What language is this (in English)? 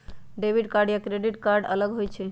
Magahi